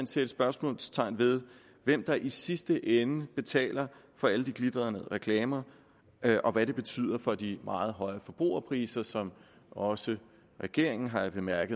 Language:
Danish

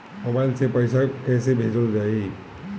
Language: Bhojpuri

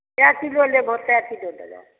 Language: Maithili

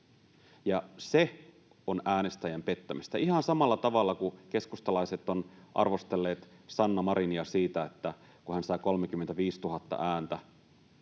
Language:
Finnish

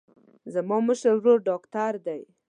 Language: Pashto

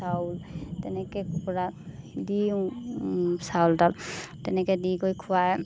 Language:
Assamese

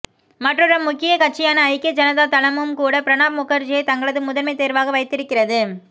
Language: Tamil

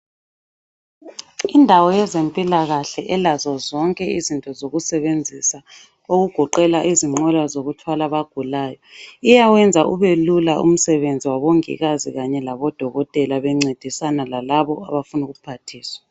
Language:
North Ndebele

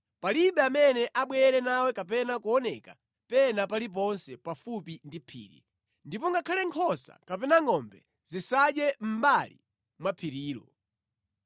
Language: Nyanja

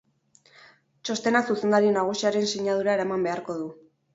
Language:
Basque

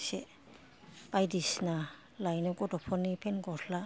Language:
Bodo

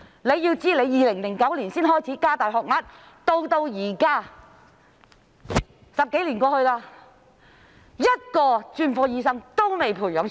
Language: Cantonese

